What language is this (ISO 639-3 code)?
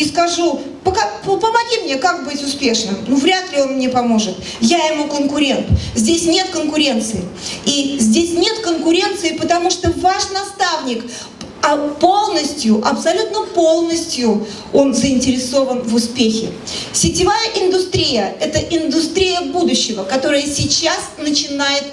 rus